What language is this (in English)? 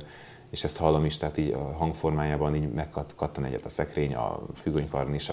Hungarian